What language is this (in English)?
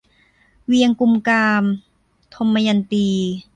Thai